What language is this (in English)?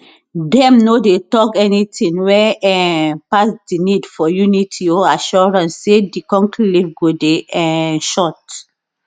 Nigerian Pidgin